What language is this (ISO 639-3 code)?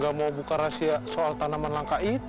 ind